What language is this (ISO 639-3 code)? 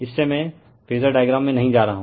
hin